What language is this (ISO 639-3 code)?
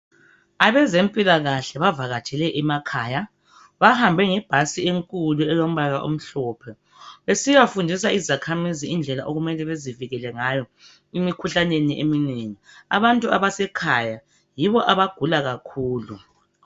nde